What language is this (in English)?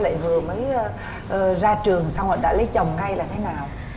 Vietnamese